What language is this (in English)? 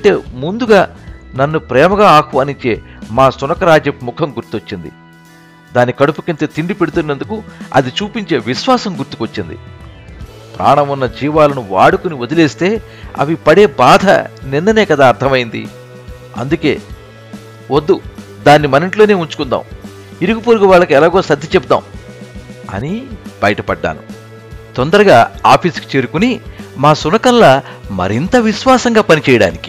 Telugu